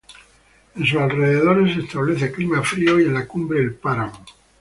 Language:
Spanish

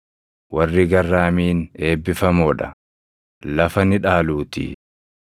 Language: Oromo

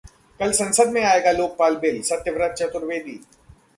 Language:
Hindi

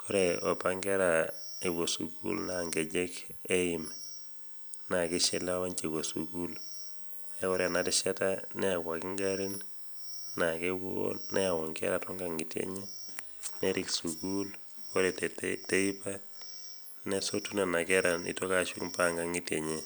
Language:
Masai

